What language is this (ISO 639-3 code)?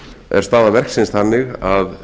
isl